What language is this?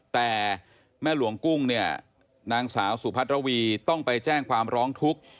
Thai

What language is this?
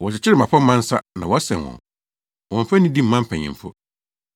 Akan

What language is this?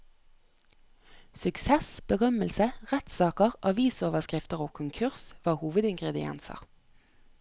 Norwegian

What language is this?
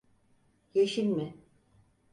Turkish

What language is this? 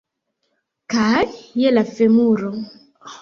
Esperanto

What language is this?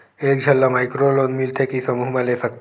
Chhattisgarhi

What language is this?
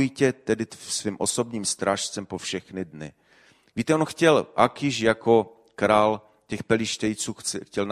Czech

